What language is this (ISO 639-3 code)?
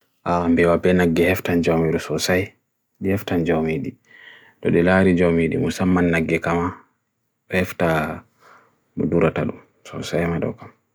fui